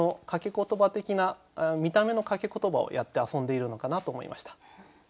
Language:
Japanese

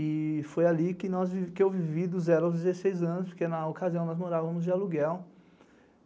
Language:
Portuguese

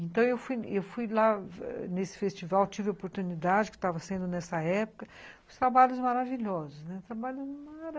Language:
Portuguese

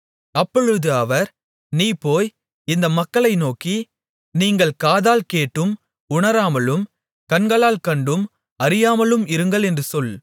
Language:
Tamil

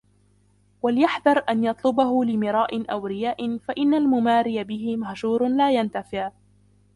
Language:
Arabic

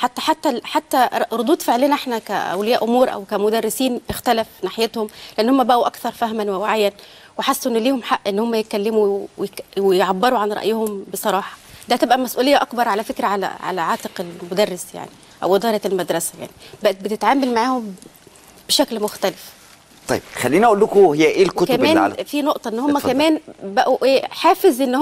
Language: Arabic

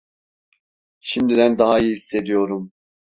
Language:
Turkish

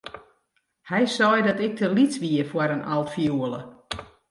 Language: Western Frisian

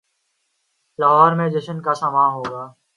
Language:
Urdu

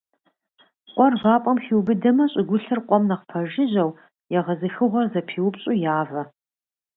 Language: Kabardian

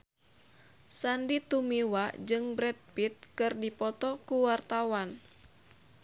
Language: Sundanese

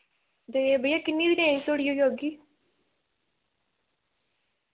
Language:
Dogri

